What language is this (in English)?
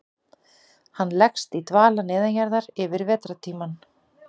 Icelandic